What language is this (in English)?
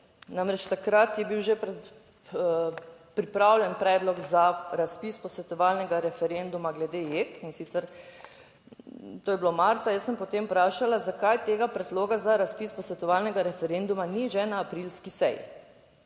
Slovenian